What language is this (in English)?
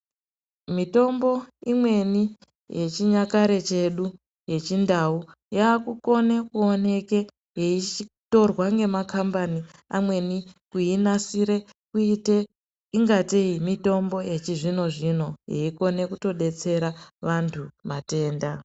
Ndau